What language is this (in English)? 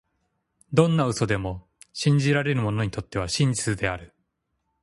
Japanese